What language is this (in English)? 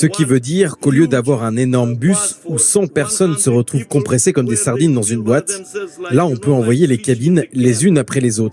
French